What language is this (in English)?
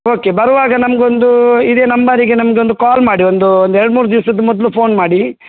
Kannada